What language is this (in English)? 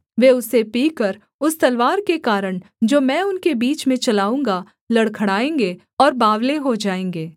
Hindi